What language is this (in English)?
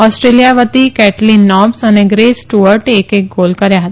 Gujarati